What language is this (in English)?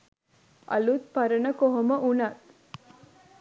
Sinhala